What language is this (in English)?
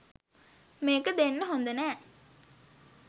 Sinhala